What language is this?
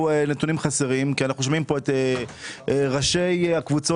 Hebrew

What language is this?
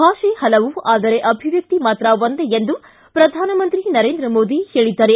Kannada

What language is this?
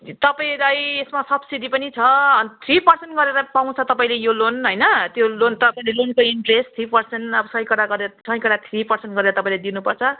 Nepali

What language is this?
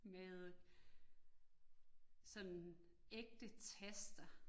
Danish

